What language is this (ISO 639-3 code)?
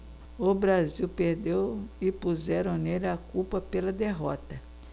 por